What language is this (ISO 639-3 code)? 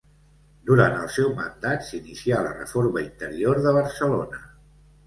cat